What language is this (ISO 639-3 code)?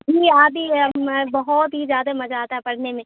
urd